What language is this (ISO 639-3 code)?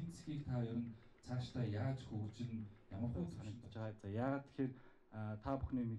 tur